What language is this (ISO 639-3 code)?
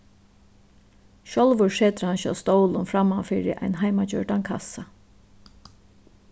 fao